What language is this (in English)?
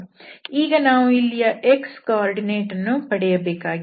Kannada